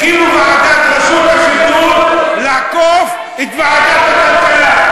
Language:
Hebrew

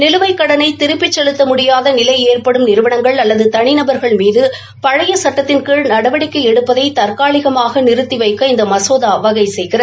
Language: Tamil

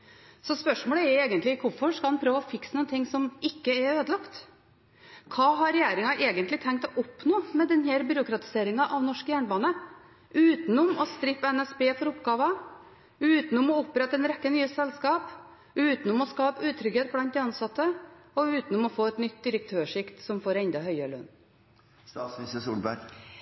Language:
Norwegian Bokmål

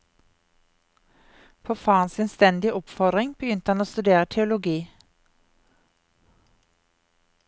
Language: Norwegian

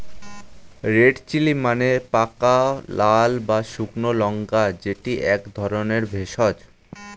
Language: Bangla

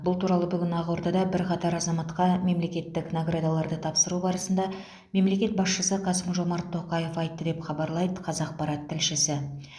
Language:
Kazakh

